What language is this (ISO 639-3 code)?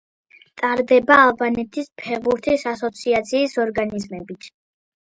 kat